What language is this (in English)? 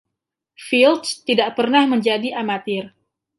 Indonesian